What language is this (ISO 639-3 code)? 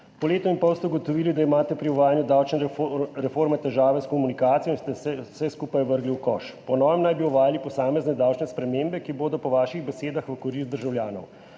slv